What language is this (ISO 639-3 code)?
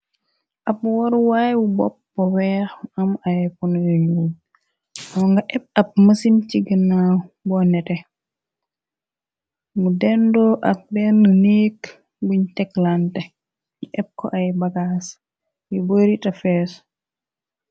wol